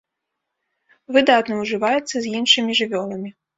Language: Belarusian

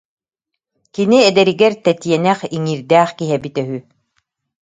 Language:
Yakut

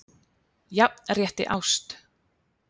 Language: Icelandic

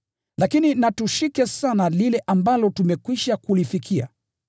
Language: Swahili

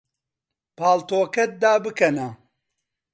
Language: Central Kurdish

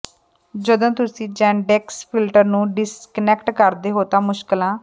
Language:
Punjabi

